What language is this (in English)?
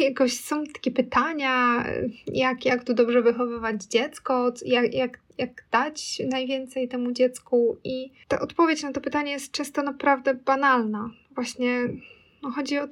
Polish